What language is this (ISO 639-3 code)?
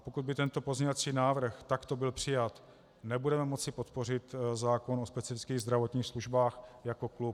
ces